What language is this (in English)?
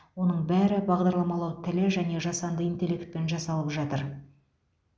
Kazakh